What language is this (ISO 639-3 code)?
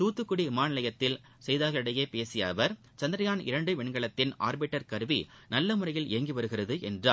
tam